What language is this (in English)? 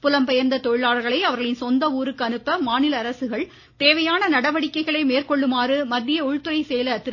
Tamil